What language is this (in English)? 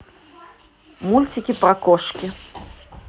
Russian